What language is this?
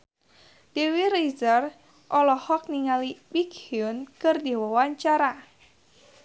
Sundanese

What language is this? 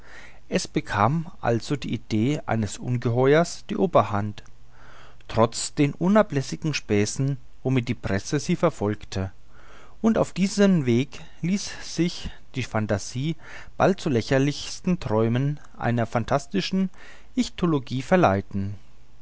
German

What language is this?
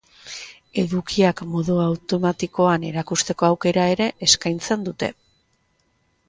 Basque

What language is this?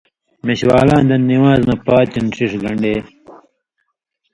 Indus Kohistani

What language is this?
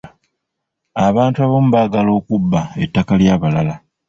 Ganda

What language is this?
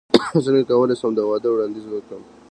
Pashto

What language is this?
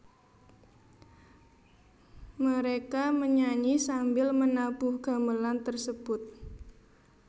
Javanese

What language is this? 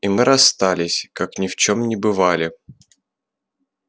Russian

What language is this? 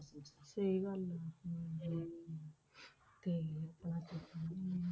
Punjabi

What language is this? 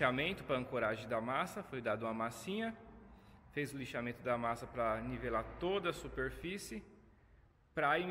Portuguese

